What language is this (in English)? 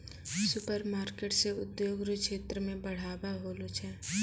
Maithili